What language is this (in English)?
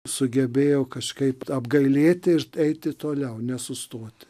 Lithuanian